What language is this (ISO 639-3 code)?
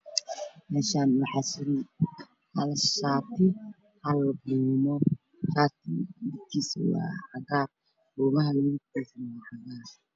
som